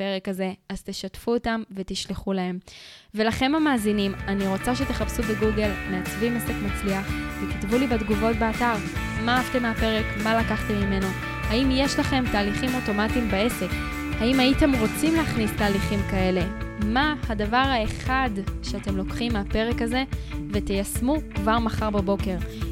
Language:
Hebrew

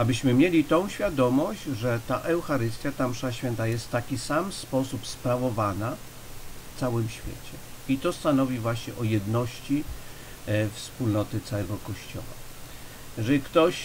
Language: Polish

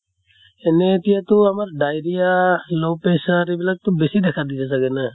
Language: Assamese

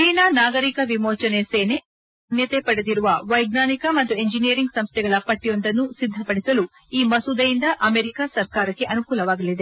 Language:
Kannada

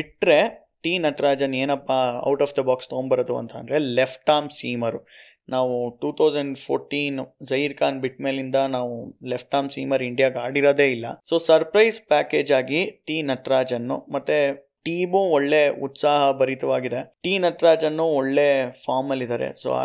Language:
Kannada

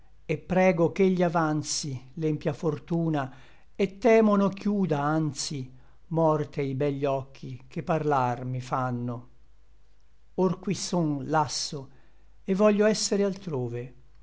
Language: Italian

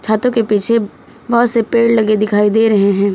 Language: Hindi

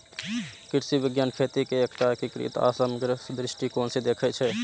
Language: Maithili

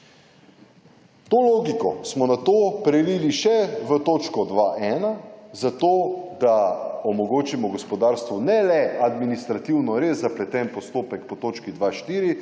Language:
Slovenian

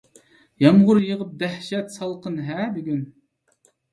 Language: Uyghur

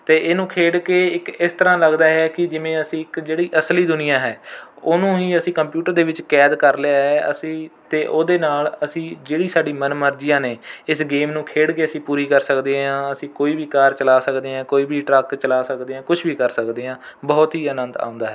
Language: Punjabi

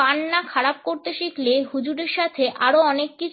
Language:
Bangla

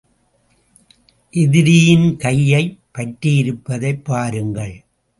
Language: Tamil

